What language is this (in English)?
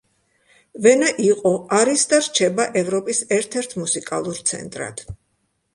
Georgian